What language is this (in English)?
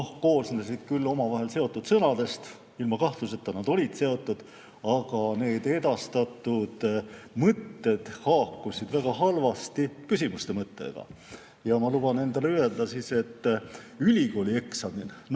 Estonian